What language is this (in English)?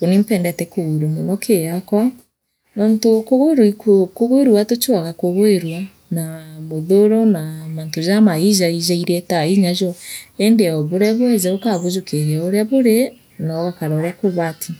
Meru